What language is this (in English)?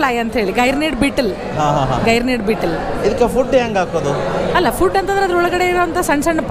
Kannada